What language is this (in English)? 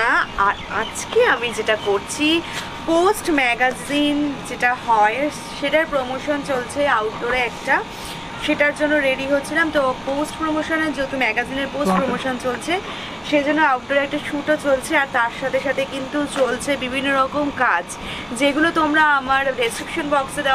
Thai